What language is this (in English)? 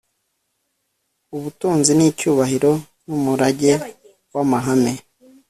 Kinyarwanda